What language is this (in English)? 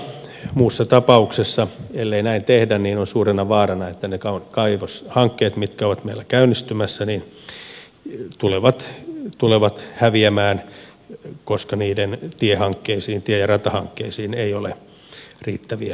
Finnish